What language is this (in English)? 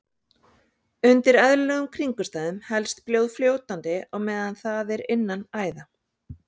Icelandic